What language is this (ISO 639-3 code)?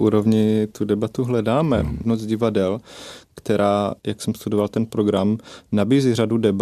ces